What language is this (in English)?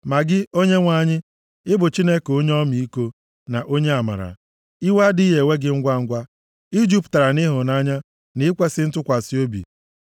Igbo